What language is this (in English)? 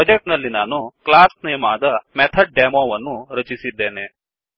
Kannada